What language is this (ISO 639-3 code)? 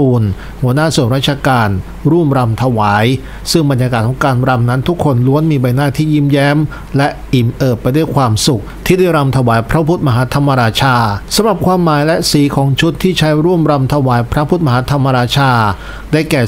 tha